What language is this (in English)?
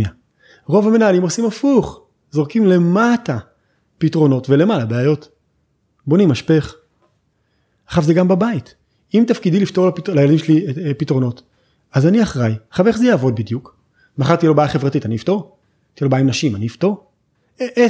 Hebrew